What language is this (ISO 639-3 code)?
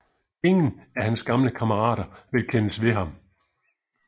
dan